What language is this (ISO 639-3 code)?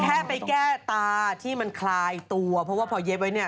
tha